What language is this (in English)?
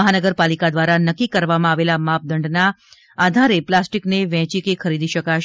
Gujarati